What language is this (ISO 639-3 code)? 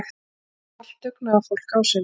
isl